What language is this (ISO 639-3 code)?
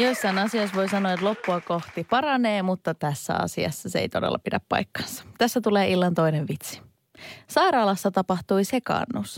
fin